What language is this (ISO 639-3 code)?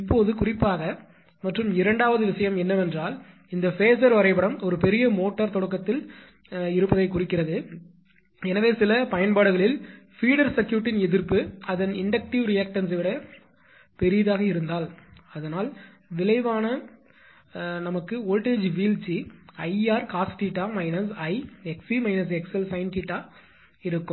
tam